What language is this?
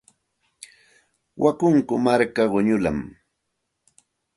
Santa Ana de Tusi Pasco Quechua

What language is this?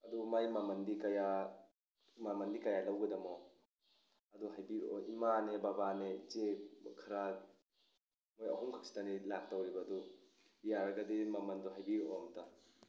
Manipuri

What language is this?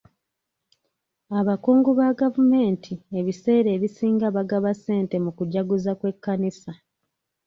Ganda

